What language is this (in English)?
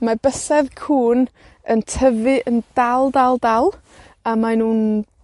Welsh